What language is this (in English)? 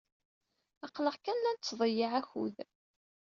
Kabyle